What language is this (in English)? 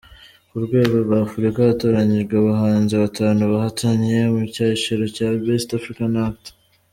Kinyarwanda